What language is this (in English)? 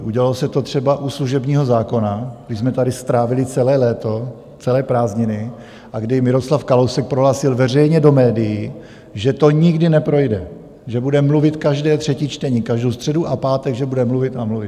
Czech